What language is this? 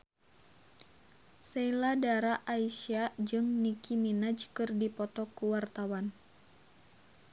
Sundanese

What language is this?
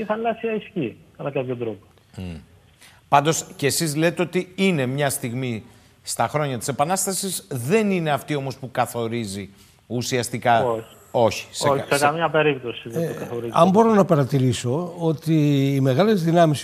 Greek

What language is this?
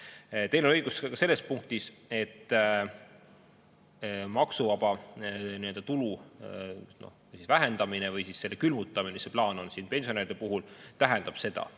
Estonian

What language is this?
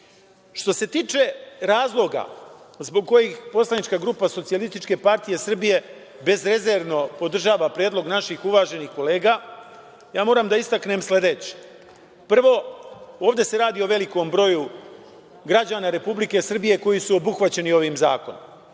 Serbian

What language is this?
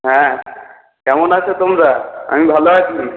Bangla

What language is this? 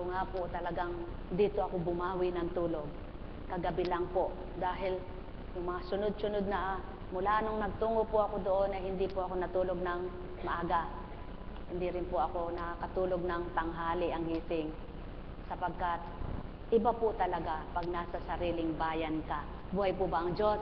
Filipino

